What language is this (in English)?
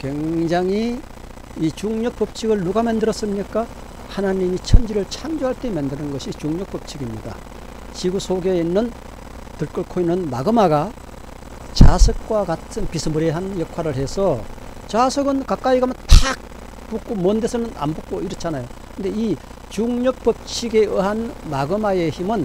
Korean